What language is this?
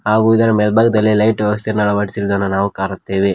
Kannada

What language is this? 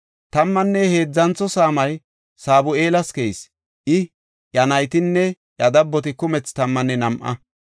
Gofa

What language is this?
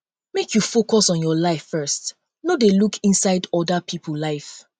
Nigerian Pidgin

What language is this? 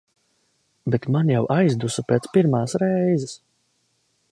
Latvian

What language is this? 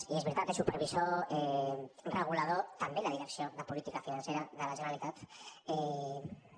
Catalan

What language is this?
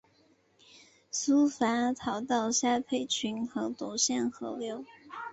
Chinese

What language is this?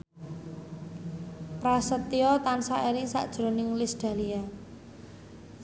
Javanese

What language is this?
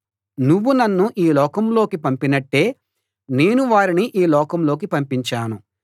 Telugu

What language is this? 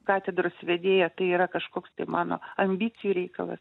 Lithuanian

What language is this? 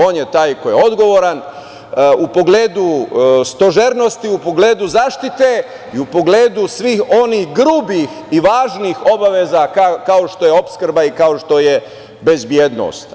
Serbian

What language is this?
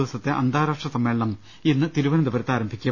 Malayalam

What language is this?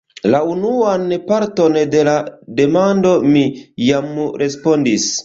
Esperanto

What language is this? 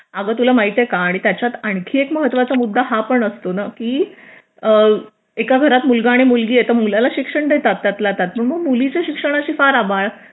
Marathi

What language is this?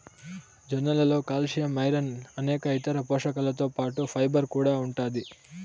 Telugu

